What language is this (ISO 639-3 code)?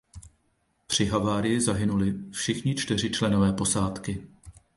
ces